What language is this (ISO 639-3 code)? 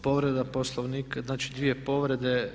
hrv